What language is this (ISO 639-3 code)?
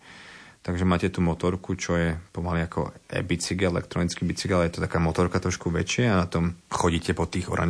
slk